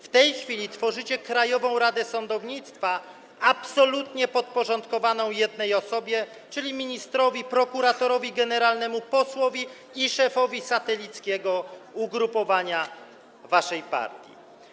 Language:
Polish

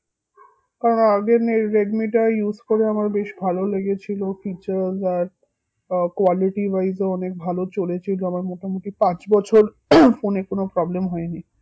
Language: Bangla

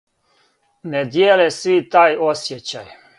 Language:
Serbian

